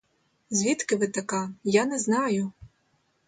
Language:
Ukrainian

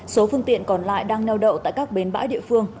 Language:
Vietnamese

